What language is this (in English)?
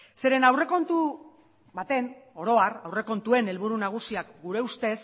Basque